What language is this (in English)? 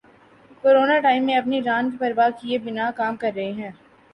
Urdu